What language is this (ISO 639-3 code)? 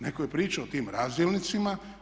hrv